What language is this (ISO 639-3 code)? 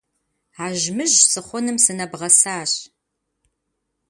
kbd